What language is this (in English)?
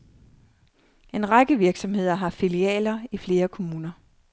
Danish